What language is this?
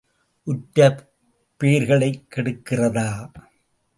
Tamil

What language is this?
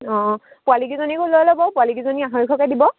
Assamese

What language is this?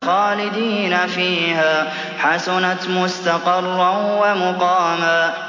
Arabic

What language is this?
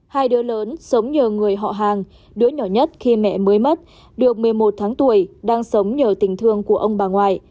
Vietnamese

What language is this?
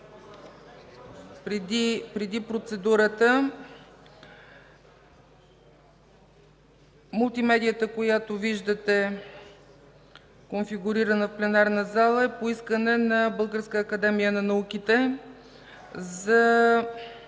Bulgarian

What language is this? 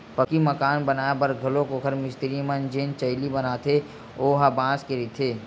Chhattisgarhi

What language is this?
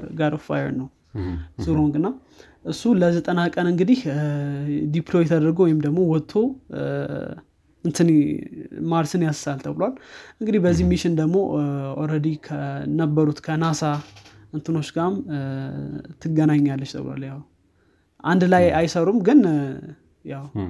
Amharic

